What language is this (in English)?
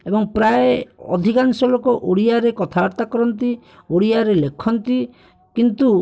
Odia